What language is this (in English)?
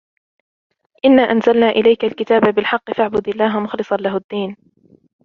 Arabic